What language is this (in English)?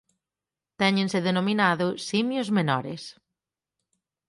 Galician